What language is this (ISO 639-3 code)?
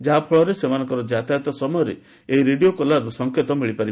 ori